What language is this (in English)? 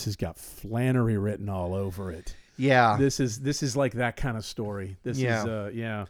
English